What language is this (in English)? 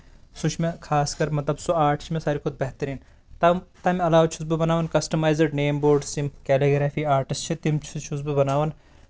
Kashmiri